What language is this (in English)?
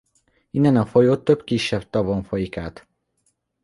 Hungarian